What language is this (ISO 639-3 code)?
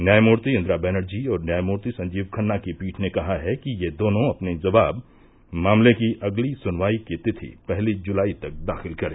hin